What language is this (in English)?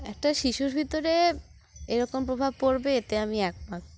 Bangla